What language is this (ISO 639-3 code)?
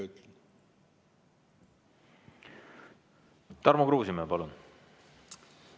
est